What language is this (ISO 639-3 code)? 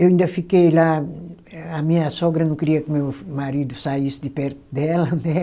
por